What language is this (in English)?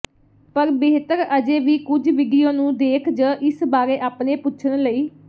Punjabi